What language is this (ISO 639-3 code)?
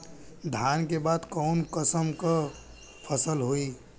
bho